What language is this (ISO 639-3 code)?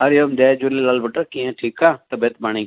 snd